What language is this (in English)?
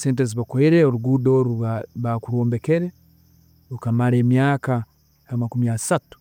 Tooro